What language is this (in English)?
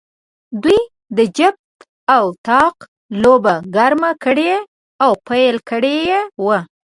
Pashto